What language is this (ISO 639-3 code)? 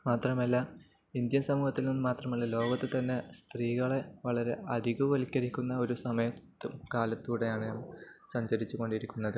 mal